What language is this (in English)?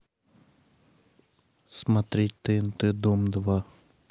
Russian